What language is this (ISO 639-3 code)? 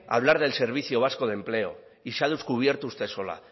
spa